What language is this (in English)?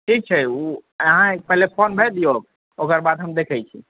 Maithili